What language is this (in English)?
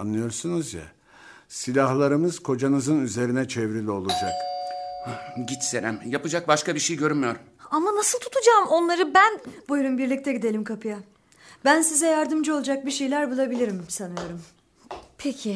Turkish